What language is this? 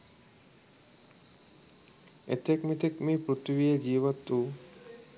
Sinhala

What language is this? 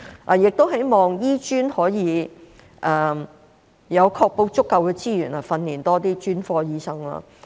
Cantonese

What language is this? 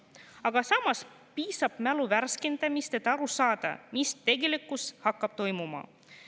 Estonian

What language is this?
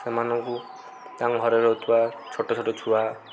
Odia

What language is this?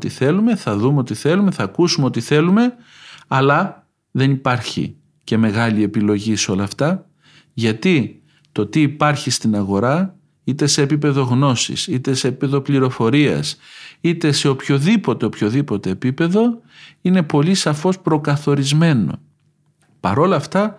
Greek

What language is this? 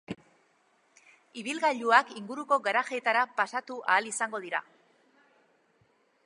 Basque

